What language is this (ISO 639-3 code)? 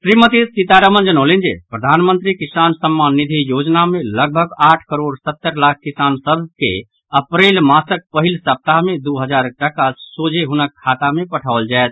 mai